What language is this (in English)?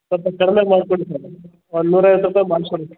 Kannada